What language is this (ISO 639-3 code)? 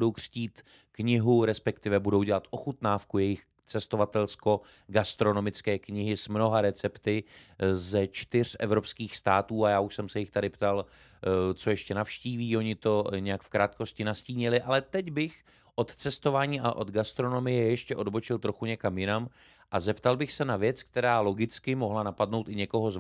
ces